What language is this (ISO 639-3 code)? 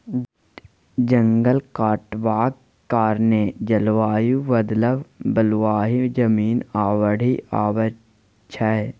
mai